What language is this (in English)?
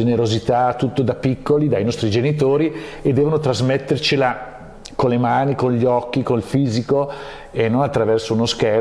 Italian